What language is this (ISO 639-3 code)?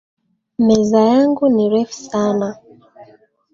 swa